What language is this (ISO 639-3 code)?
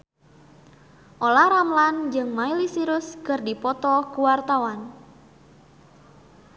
sun